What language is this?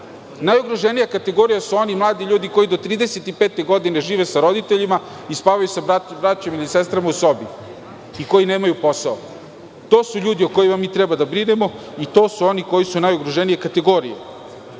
Serbian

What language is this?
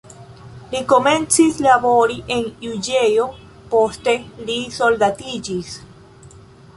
Esperanto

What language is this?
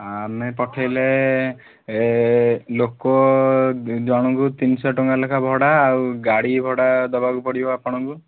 Odia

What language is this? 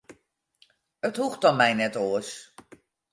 Western Frisian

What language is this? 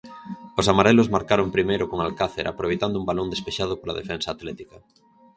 Galician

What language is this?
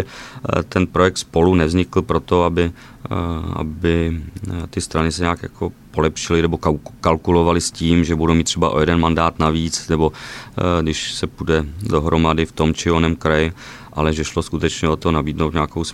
Czech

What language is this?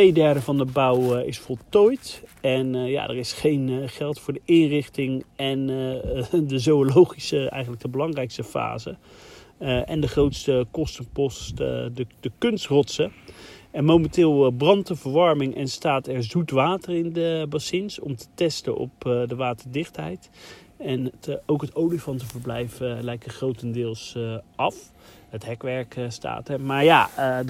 Dutch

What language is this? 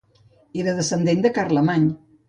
Catalan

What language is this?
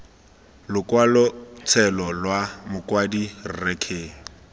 Tswana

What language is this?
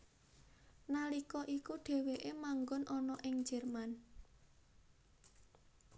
Javanese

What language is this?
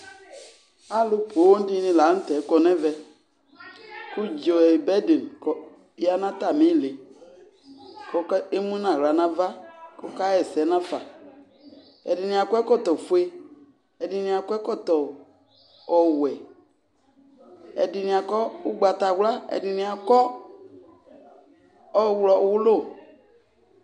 Ikposo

